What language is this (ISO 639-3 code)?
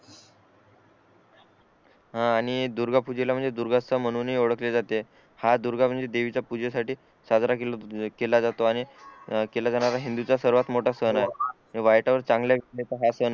mar